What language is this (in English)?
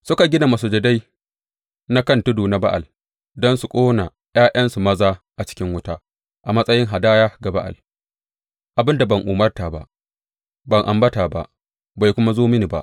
Hausa